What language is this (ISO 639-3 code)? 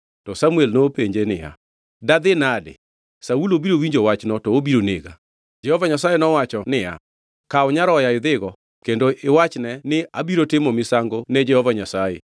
luo